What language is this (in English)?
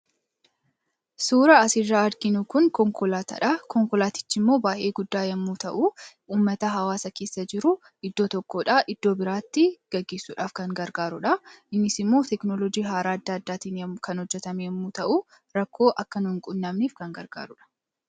Oromo